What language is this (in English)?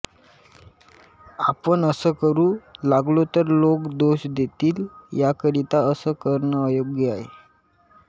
Marathi